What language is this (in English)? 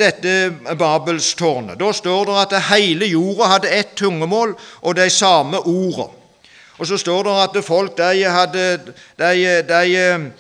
Norwegian